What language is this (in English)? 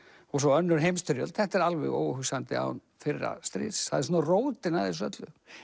Icelandic